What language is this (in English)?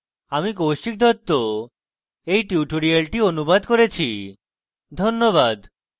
Bangla